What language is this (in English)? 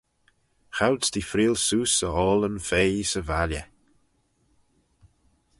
Manx